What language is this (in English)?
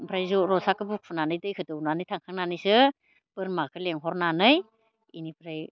Bodo